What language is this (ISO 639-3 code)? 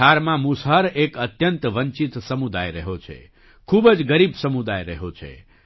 guj